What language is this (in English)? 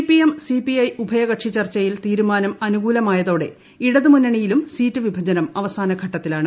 Malayalam